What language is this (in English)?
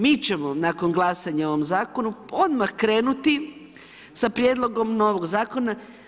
Croatian